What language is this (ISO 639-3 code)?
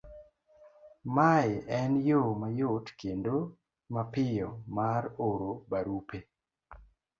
luo